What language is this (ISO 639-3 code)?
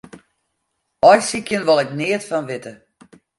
fry